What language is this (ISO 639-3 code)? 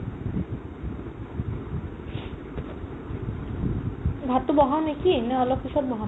asm